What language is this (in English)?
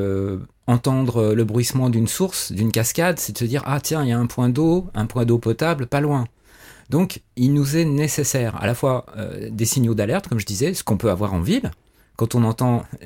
French